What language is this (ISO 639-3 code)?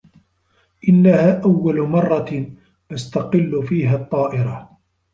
ara